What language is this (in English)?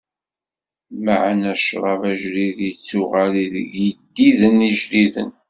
Kabyle